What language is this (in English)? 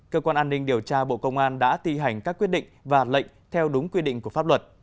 Vietnamese